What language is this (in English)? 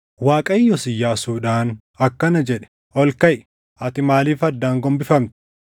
Oromo